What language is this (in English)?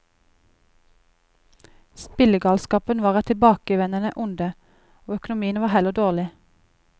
Norwegian